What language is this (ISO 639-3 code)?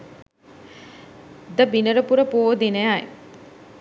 sin